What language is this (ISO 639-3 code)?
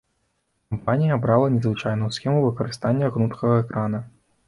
bel